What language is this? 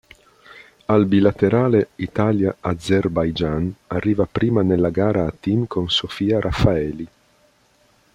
Italian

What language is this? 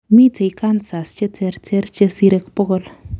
Kalenjin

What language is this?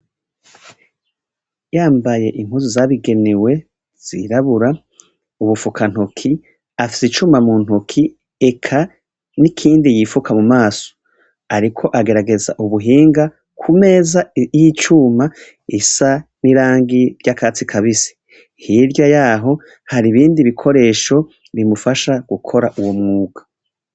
Rundi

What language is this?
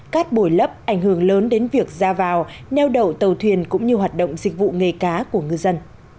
Vietnamese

